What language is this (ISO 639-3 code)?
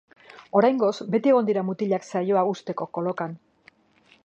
eus